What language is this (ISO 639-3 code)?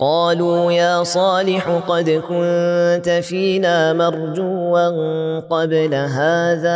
ara